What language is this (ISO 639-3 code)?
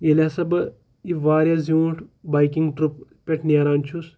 kas